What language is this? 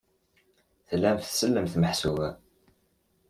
Kabyle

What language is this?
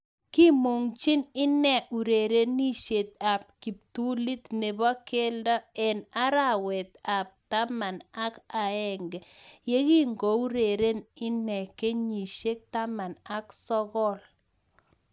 Kalenjin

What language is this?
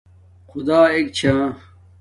Domaaki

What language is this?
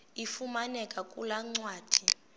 Xhosa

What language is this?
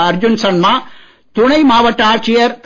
Tamil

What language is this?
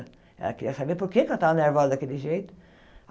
Portuguese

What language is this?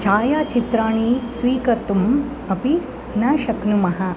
Sanskrit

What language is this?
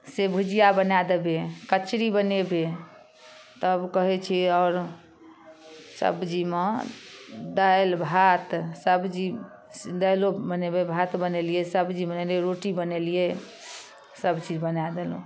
Maithili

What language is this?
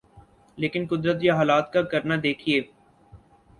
Urdu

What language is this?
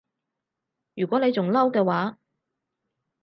Cantonese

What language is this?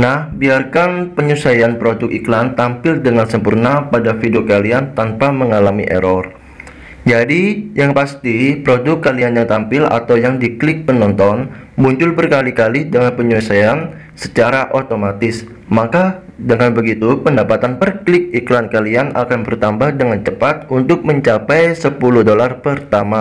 Indonesian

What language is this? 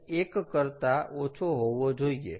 Gujarati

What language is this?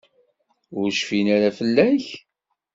Kabyle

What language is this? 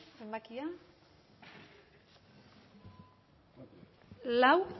Basque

